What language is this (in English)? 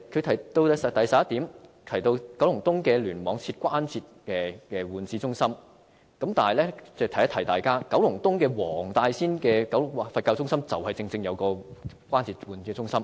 Cantonese